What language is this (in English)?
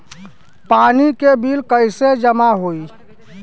Bhojpuri